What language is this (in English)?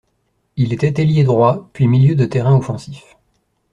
French